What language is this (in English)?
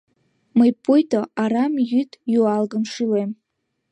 Mari